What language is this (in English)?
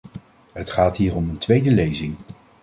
Dutch